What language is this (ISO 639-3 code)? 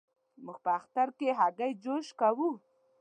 pus